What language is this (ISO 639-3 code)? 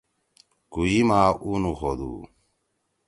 trw